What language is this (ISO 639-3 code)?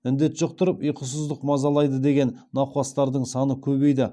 kaz